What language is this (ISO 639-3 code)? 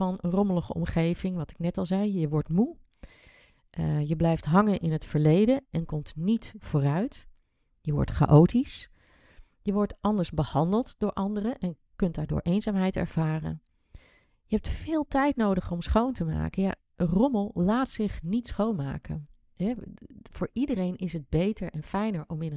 nld